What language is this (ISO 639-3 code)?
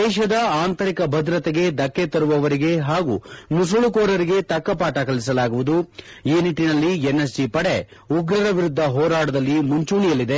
kan